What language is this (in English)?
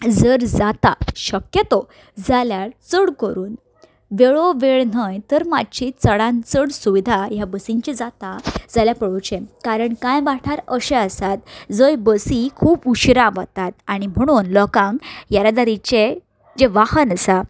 Konkani